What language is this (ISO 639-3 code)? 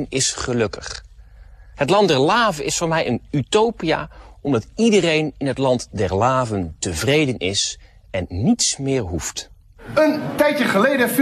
nld